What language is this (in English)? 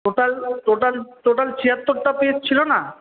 Bangla